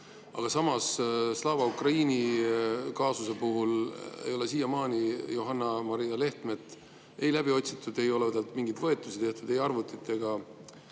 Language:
Estonian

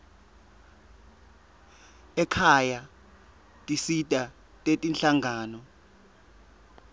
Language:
Swati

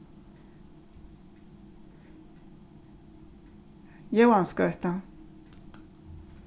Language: Faroese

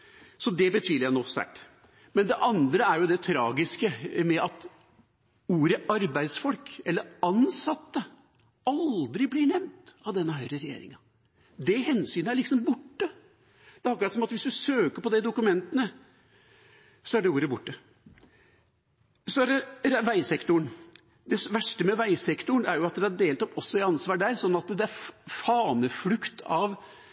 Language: Norwegian Bokmål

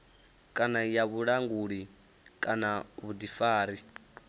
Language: Venda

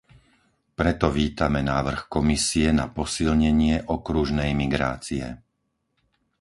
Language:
Slovak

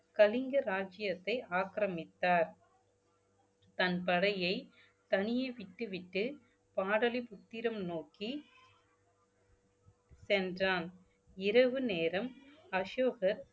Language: Tamil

